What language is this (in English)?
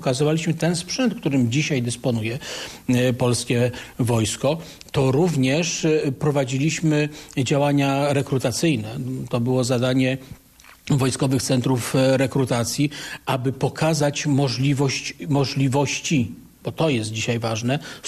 Polish